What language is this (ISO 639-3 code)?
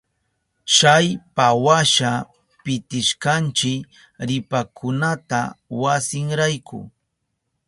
qup